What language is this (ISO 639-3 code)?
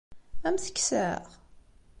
kab